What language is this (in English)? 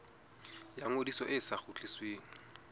Southern Sotho